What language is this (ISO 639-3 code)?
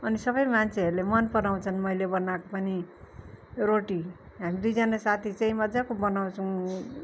nep